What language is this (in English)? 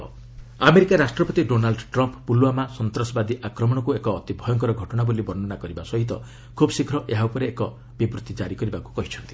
Odia